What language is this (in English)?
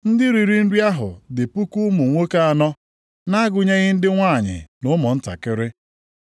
Igbo